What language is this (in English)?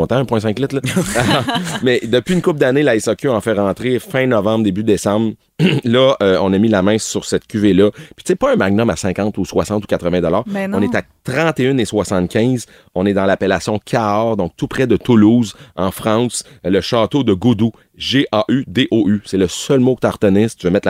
French